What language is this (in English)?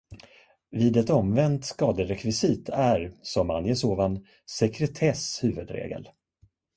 Swedish